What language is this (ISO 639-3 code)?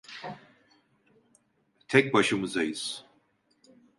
tur